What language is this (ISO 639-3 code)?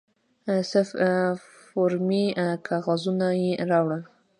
pus